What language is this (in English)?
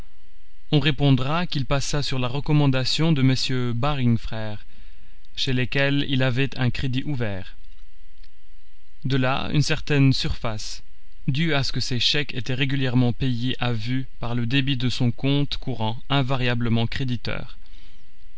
French